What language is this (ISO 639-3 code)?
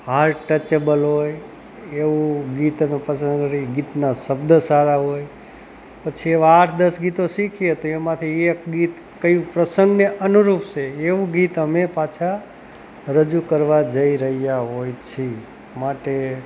guj